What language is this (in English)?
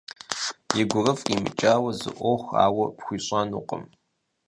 Kabardian